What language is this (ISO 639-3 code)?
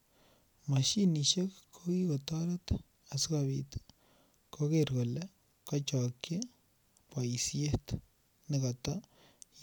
kln